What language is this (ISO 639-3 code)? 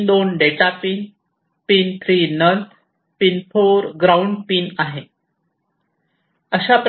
mar